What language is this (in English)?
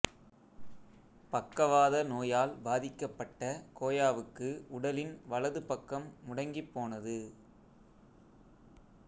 Tamil